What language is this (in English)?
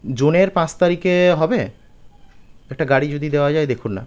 Bangla